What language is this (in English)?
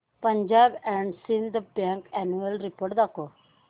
Marathi